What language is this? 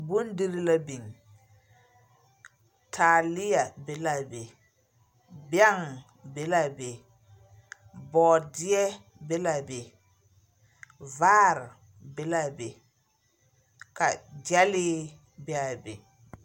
Southern Dagaare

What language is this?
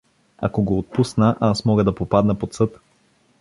Bulgarian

